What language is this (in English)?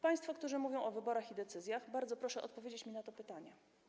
Polish